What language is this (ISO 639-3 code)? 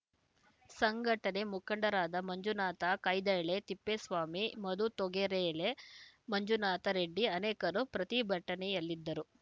kan